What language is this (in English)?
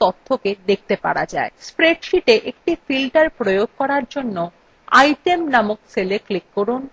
Bangla